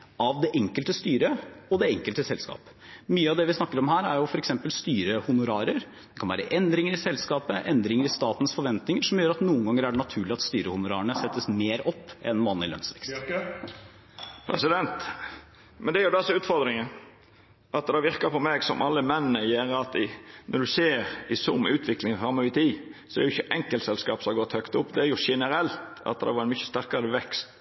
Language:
Norwegian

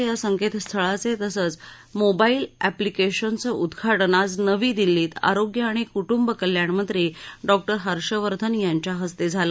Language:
Marathi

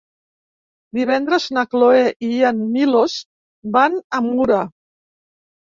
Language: Catalan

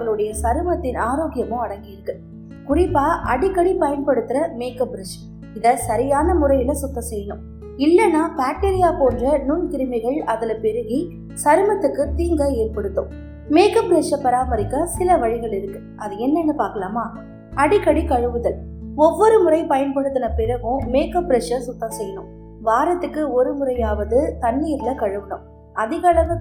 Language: Tamil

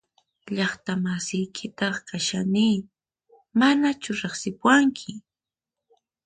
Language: Puno Quechua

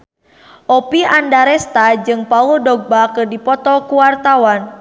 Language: Sundanese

